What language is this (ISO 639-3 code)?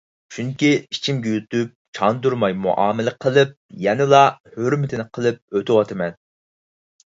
uig